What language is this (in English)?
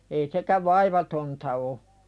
Finnish